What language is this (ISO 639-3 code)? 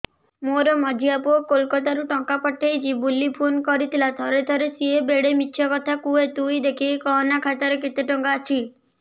ori